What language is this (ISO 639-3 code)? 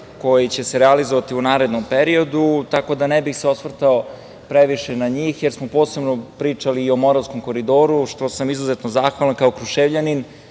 srp